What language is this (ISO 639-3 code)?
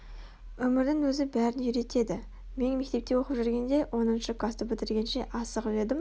kaz